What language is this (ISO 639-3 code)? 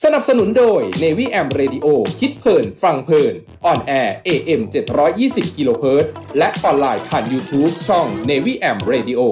tha